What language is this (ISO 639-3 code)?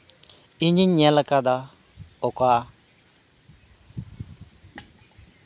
sat